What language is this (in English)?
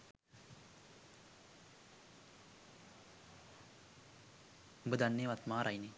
Sinhala